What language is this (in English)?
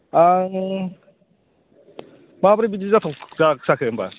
Bodo